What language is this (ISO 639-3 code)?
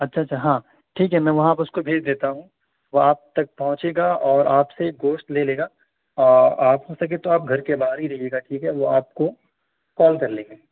urd